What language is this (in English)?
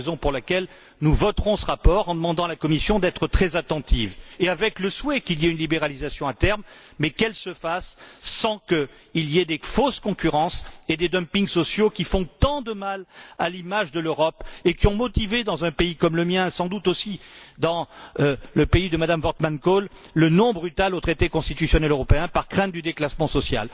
French